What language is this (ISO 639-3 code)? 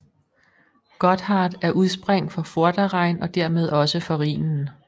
dan